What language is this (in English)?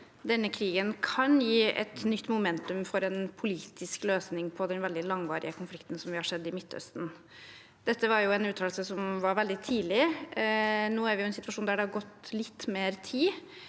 Norwegian